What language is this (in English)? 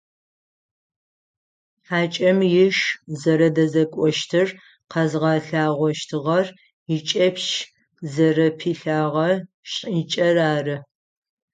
Adyghe